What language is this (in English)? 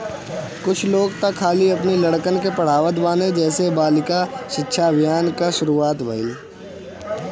Bhojpuri